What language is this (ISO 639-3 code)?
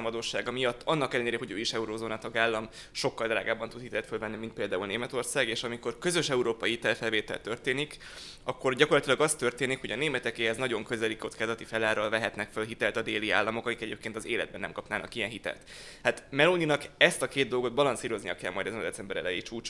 hun